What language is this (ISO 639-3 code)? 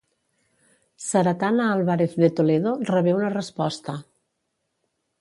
cat